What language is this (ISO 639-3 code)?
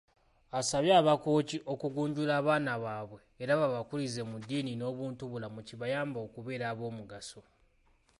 lug